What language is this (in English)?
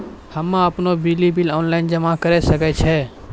Maithili